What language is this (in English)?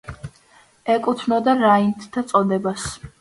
Georgian